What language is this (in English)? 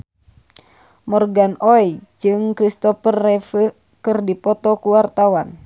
Sundanese